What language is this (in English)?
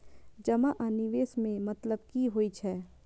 Maithili